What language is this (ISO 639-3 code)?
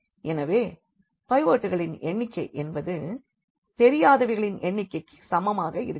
tam